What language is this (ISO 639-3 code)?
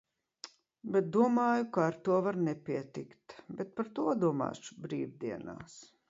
lav